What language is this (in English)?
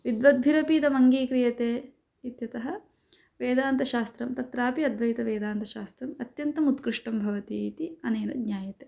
Sanskrit